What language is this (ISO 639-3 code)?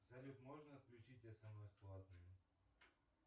rus